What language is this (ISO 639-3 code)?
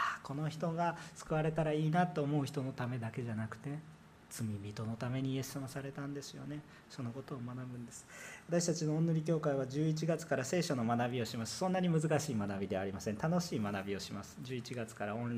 jpn